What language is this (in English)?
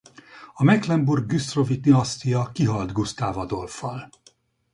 Hungarian